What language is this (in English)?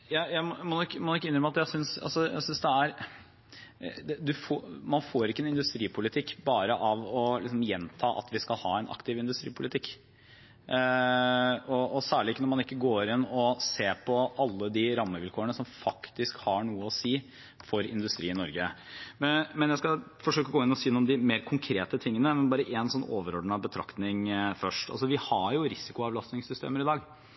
Norwegian Bokmål